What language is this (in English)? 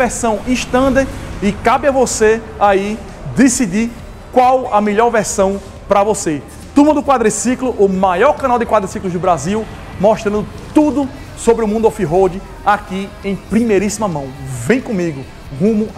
Portuguese